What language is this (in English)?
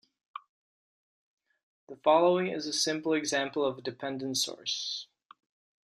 English